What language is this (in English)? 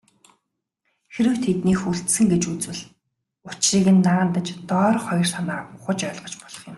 Mongolian